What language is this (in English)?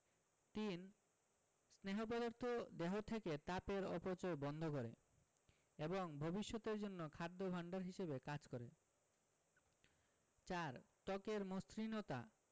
Bangla